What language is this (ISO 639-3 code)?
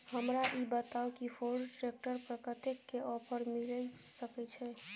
mai